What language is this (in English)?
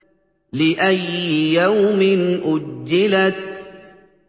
Arabic